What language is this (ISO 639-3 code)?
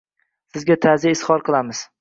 uzb